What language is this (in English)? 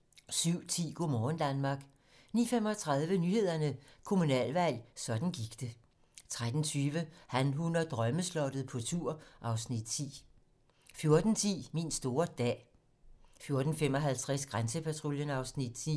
Danish